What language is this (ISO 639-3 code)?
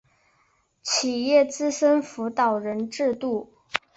zho